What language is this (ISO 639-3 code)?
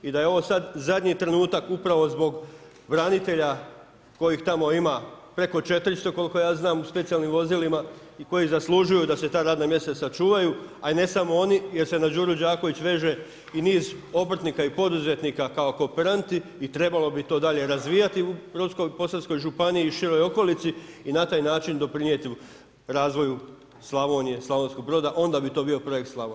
hrv